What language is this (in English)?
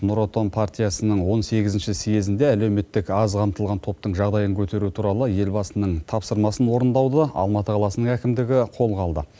Kazakh